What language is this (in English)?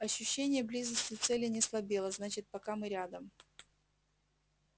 Russian